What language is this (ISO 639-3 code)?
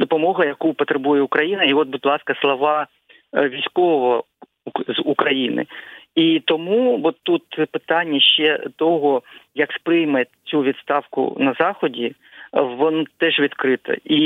ukr